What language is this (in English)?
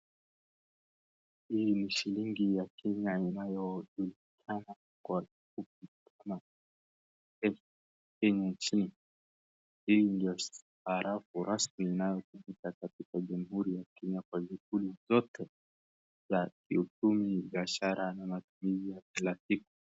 Swahili